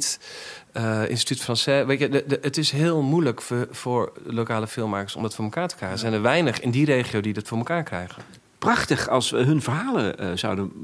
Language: Dutch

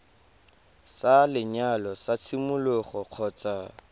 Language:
Tswana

